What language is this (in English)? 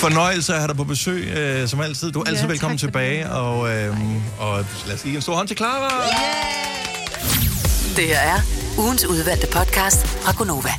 Danish